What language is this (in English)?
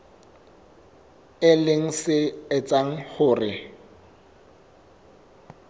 Southern Sotho